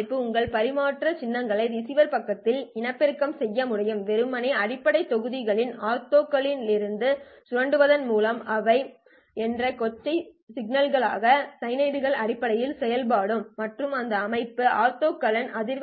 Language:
Tamil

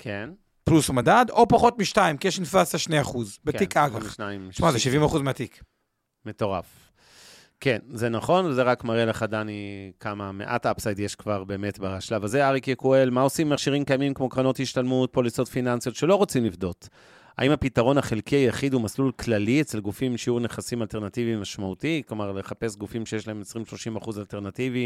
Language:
Hebrew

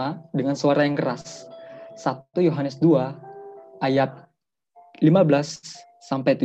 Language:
Indonesian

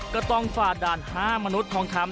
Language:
Thai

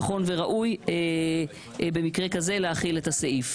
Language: Hebrew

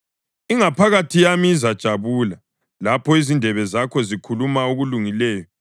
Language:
North Ndebele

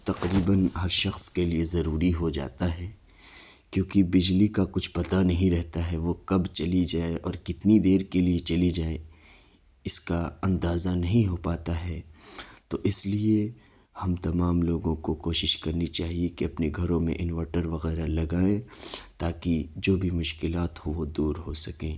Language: Urdu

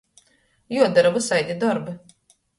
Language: Latgalian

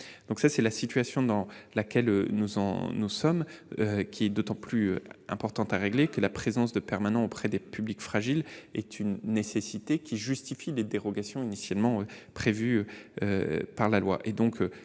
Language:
French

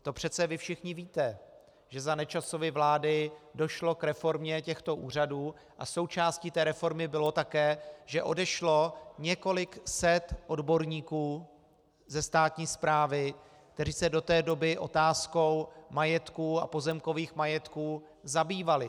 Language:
Czech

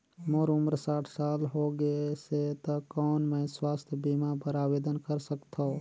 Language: Chhattisgarhi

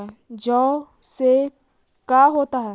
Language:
Magahi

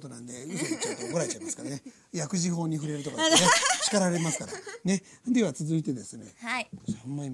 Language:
Japanese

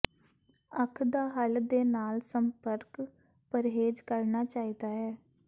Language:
Punjabi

